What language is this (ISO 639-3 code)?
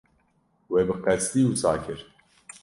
kur